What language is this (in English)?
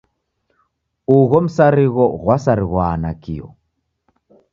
Taita